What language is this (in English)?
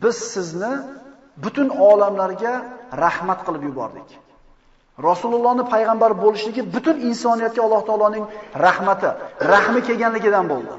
Turkish